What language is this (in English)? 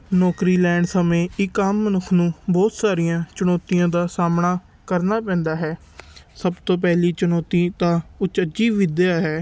Punjabi